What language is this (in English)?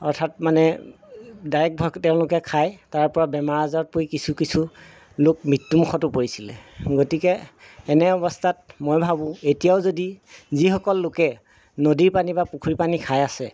Assamese